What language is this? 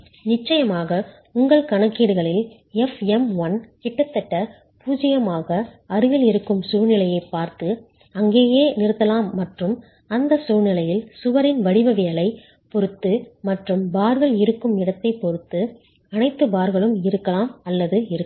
Tamil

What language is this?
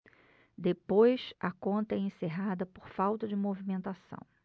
Portuguese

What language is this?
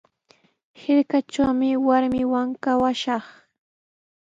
Sihuas Ancash Quechua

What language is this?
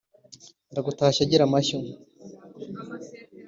Kinyarwanda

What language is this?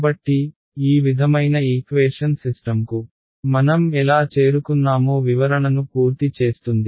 Telugu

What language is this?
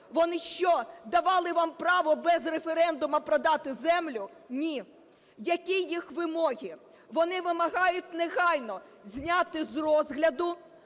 Ukrainian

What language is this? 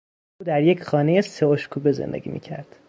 Persian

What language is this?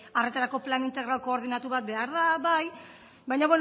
Basque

